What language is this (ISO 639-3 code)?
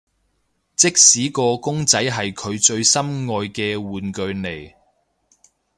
yue